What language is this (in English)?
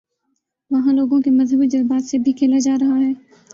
Urdu